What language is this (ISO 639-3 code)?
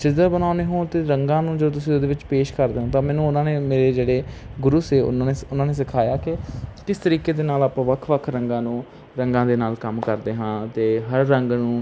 pan